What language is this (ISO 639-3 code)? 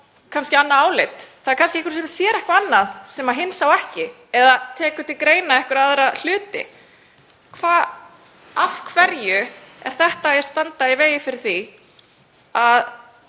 isl